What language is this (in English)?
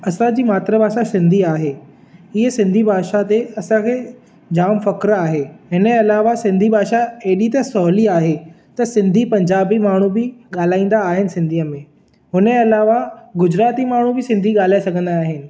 Sindhi